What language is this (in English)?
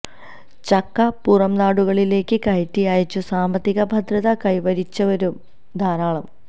Malayalam